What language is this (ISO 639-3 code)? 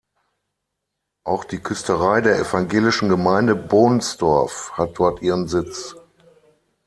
deu